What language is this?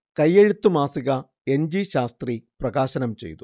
Malayalam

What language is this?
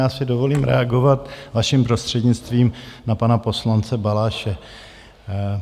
Czech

